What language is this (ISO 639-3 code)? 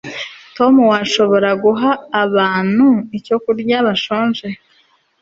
kin